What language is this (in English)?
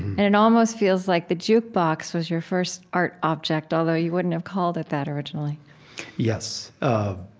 English